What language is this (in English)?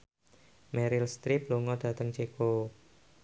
Javanese